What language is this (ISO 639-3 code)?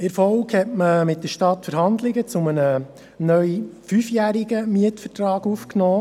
gsw